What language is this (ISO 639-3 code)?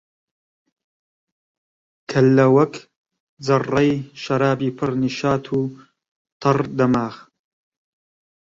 ckb